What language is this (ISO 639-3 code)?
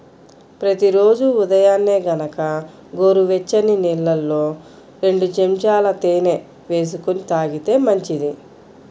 tel